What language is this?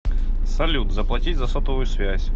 Russian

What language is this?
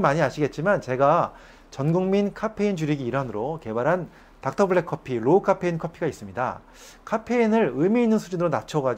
Korean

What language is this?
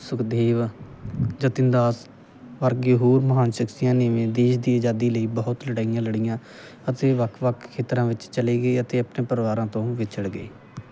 Punjabi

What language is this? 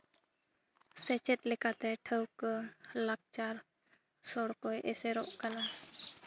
Santali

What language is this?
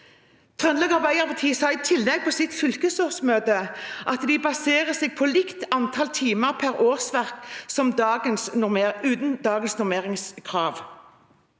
Norwegian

